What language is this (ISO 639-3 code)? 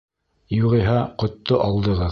bak